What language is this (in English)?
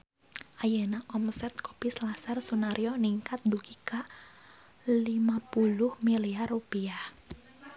Sundanese